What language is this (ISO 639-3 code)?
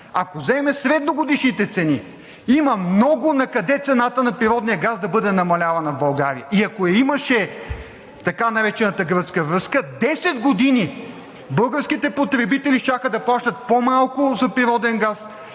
bul